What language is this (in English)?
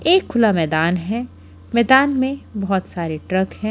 Hindi